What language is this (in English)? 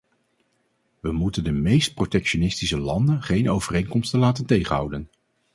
Dutch